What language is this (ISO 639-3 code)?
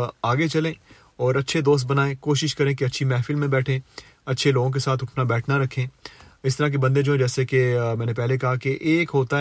urd